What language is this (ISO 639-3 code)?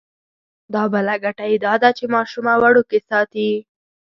pus